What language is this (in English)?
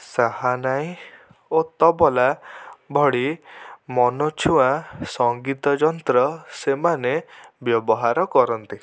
Odia